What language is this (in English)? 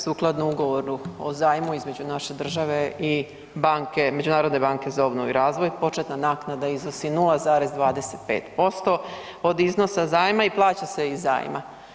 Croatian